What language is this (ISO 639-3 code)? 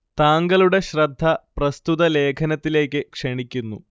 mal